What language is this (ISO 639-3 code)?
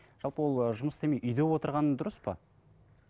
kaz